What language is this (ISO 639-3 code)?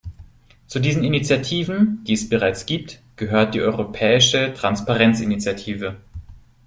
deu